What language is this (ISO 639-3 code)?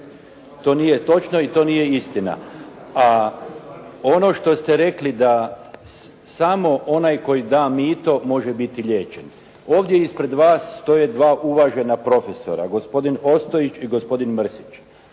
hrv